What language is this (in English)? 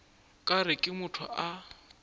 Northern Sotho